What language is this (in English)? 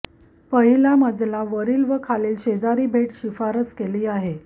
Marathi